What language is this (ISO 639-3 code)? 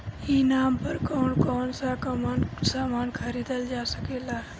bho